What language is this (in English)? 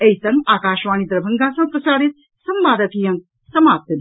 Maithili